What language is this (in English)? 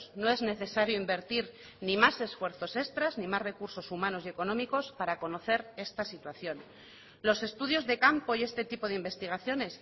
Spanish